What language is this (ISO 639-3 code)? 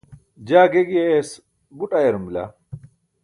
bsk